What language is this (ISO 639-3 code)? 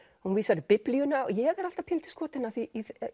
isl